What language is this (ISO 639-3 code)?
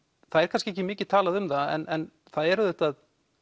isl